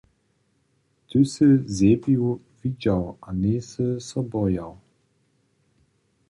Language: Upper Sorbian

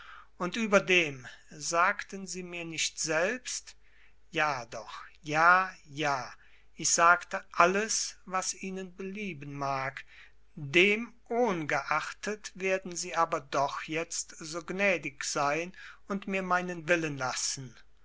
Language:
German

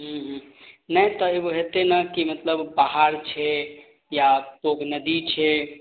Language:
Maithili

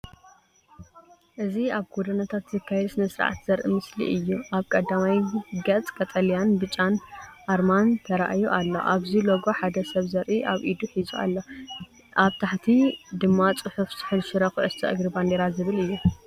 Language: Tigrinya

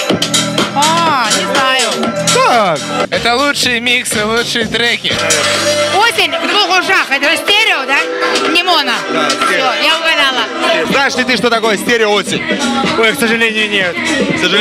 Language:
Russian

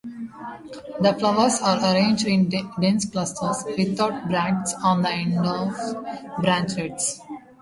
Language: English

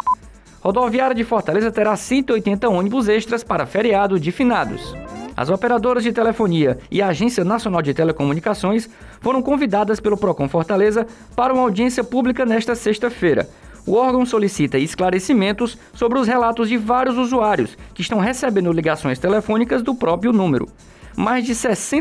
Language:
Portuguese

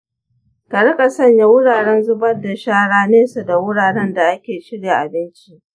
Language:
Hausa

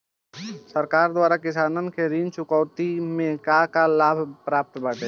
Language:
Bhojpuri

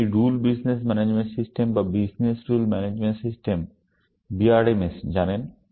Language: Bangla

